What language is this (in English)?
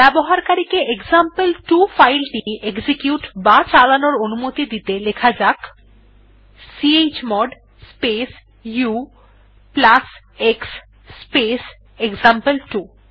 Bangla